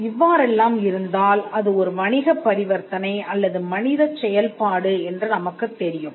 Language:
Tamil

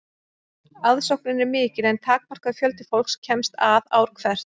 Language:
Icelandic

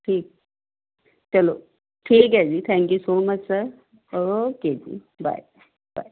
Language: Punjabi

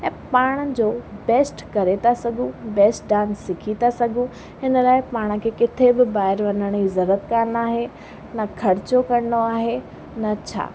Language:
Sindhi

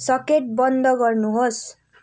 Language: Nepali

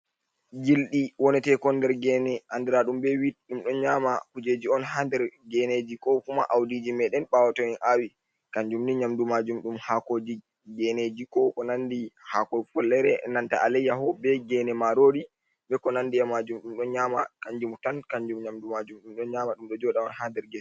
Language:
Fula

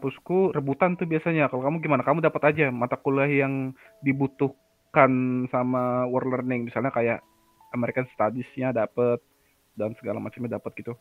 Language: Indonesian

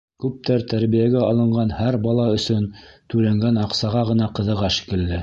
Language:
Bashkir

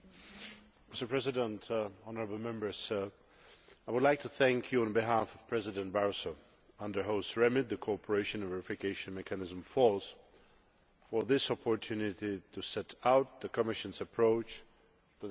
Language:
English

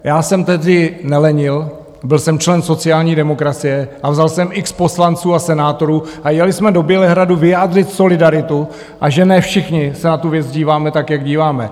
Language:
Czech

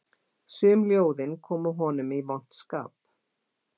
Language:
Icelandic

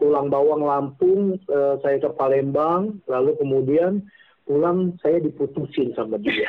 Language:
Indonesian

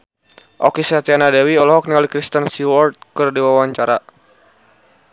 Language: Sundanese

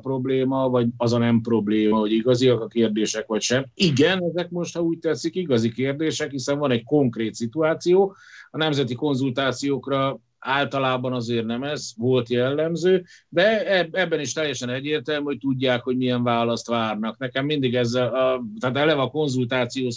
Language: Hungarian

